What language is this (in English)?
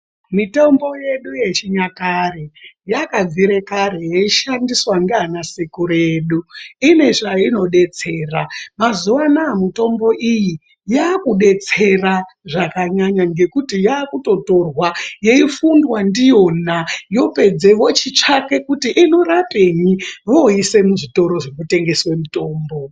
Ndau